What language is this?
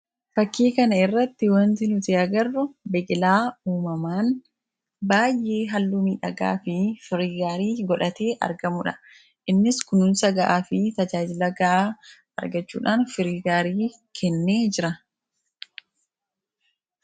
Oromo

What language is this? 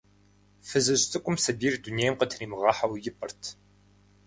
Kabardian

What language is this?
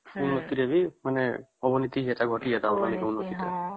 Odia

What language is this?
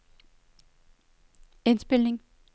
Danish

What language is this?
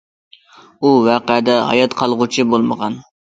Uyghur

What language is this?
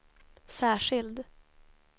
Swedish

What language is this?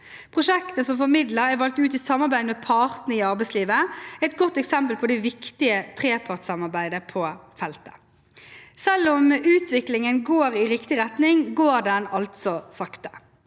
Norwegian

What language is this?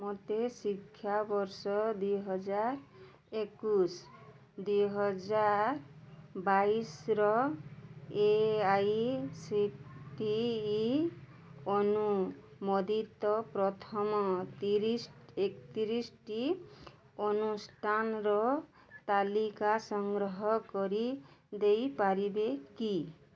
Odia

